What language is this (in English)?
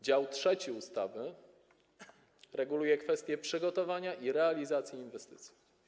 Polish